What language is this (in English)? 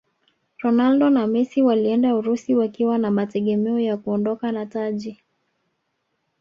Swahili